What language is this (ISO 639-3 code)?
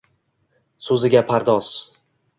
uzb